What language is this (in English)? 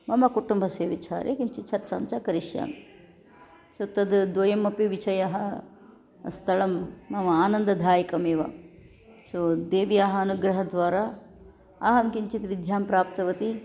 Sanskrit